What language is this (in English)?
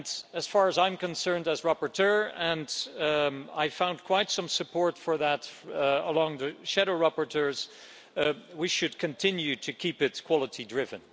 English